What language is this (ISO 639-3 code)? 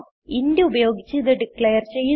mal